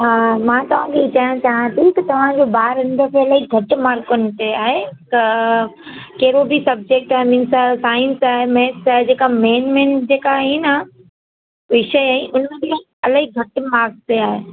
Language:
Sindhi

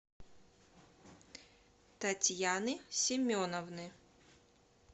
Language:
Russian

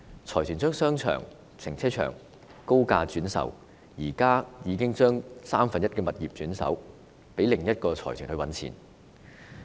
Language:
Cantonese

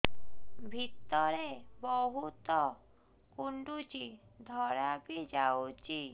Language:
Odia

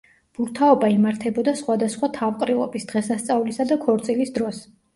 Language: Georgian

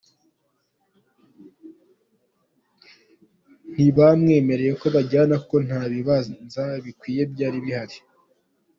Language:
Kinyarwanda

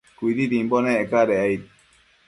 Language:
Matsés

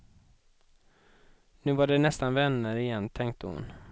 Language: Swedish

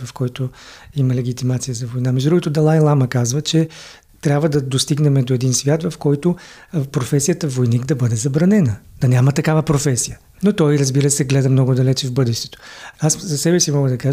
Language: Bulgarian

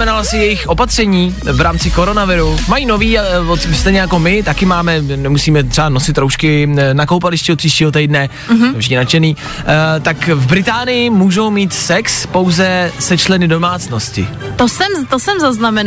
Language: Czech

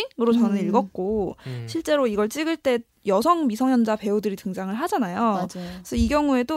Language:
Korean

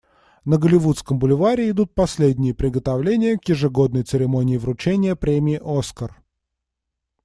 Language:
Russian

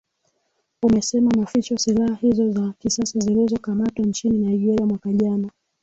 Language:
Swahili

